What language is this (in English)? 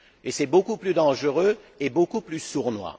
French